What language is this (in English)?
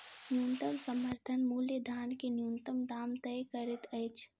Maithili